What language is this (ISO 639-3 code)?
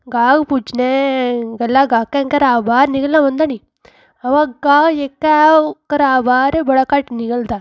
doi